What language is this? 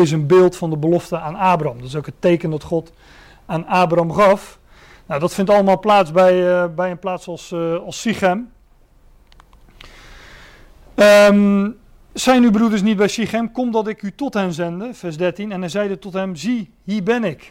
Dutch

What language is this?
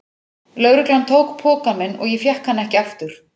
Icelandic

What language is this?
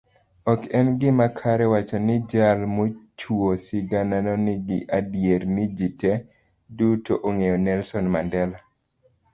Luo (Kenya and Tanzania)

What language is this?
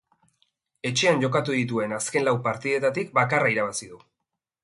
Basque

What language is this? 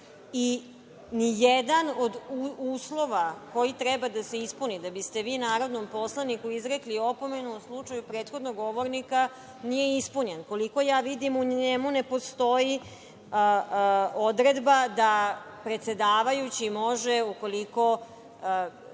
Serbian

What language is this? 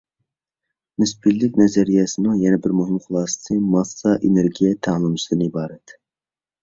Uyghur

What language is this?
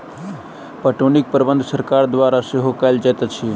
Maithili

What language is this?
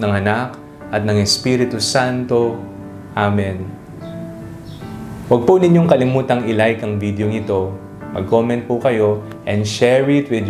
Filipino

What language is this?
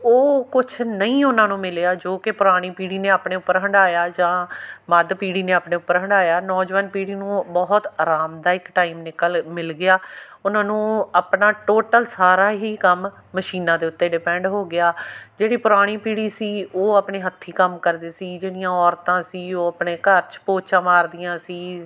Punjabi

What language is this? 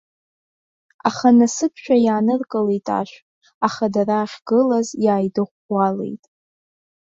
Abkhazian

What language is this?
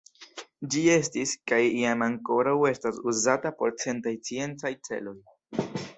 Esperanto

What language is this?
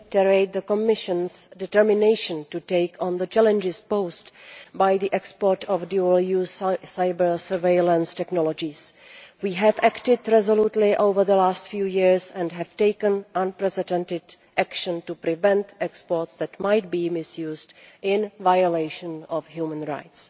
English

